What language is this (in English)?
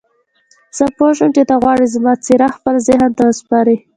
Pashto